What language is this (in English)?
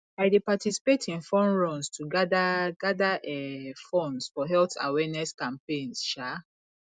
Nigerian Pidgin